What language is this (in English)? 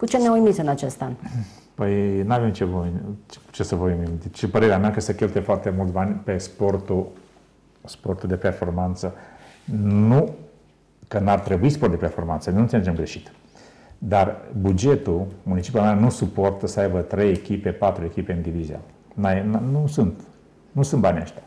Romanian